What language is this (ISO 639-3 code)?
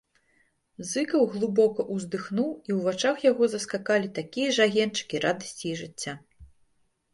bel